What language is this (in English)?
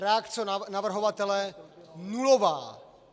Czech